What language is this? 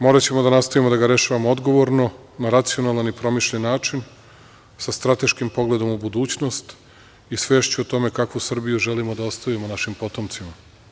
Serbian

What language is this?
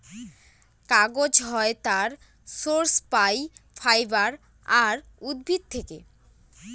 Bangla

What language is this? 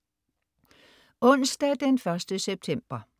Danish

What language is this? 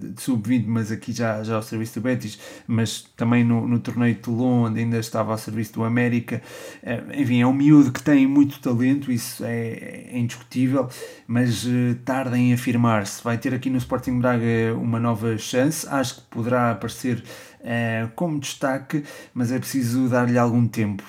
Portuguese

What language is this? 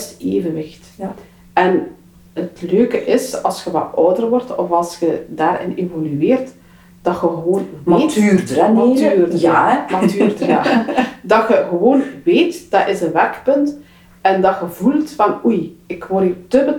Dutch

